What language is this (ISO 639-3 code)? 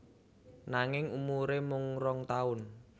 jav